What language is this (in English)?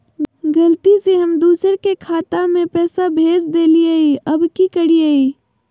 Magahi